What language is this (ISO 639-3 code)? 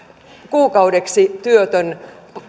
fin